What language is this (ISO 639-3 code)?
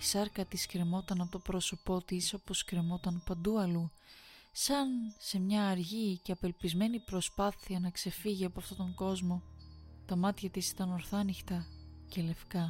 ell